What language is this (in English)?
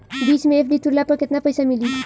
Bhojpuri